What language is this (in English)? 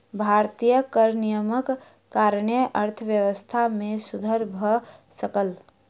Maithili